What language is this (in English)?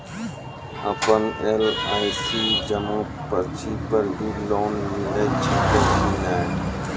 Maithili